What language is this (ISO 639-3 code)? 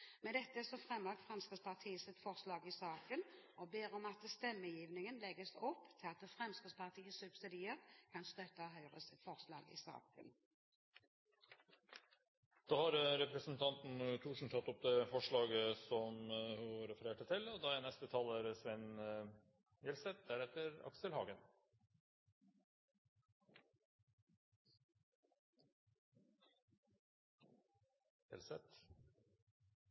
nor